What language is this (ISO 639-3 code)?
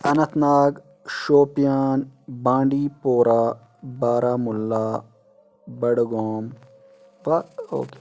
kas